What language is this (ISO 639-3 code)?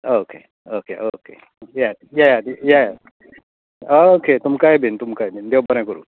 kok